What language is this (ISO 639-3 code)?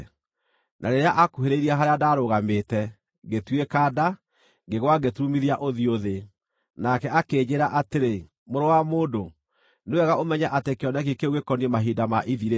kik